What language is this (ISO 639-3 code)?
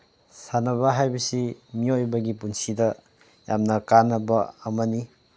mni